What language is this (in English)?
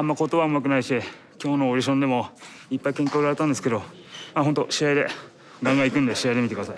Japanese